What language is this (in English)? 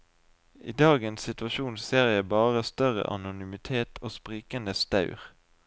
Norwegian